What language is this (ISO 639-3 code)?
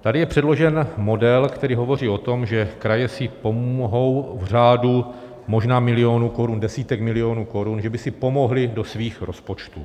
ces